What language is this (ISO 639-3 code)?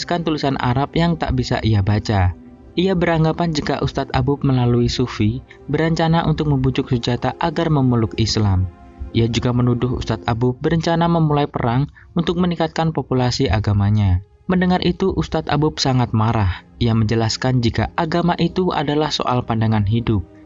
ind